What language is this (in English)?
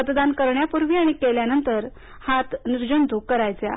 Marathi